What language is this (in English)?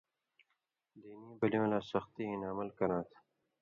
Indus Kohistani